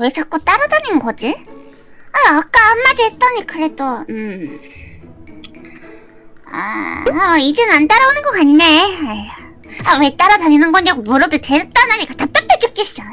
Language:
Korean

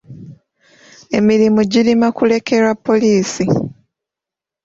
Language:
Ganda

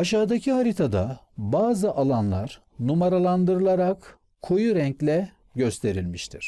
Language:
Turkish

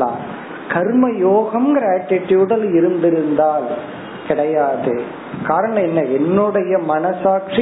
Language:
Tamil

